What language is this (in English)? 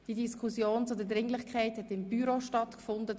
Swiss German